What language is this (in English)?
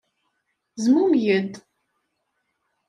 Kabyle